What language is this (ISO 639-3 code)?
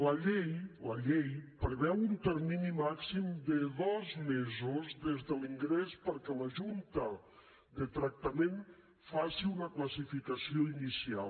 cat